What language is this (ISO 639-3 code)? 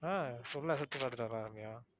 tam